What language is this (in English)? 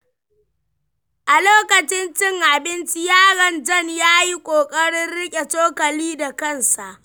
Hausa